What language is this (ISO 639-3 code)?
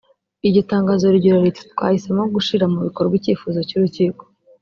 kin